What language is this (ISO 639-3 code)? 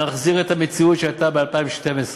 heb